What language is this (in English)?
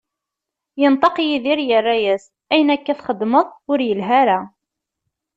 Kabyle